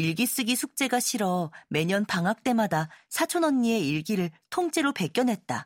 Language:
Korean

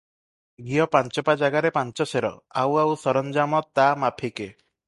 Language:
Odia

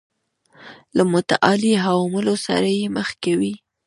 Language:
Pashto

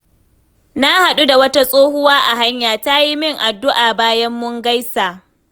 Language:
Hausa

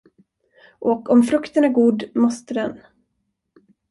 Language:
Swedish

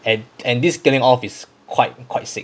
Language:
English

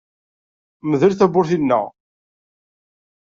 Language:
Kabyle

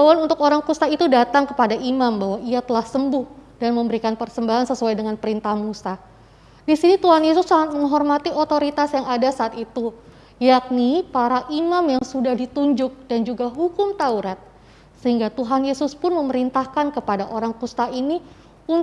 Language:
Indonesian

